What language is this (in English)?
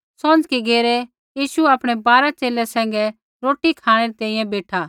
Kullu Pahari